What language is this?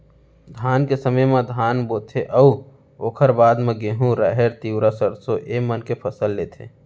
Chhattisgarhi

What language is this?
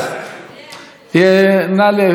Hebrew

